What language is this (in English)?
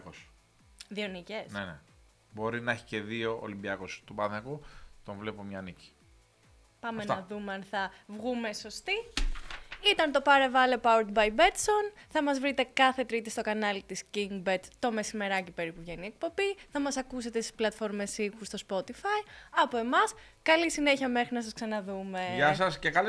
Greek